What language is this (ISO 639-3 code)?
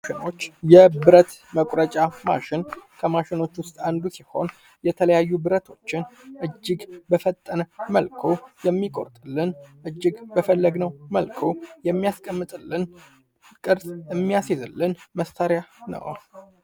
amh